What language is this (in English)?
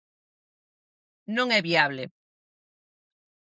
Galician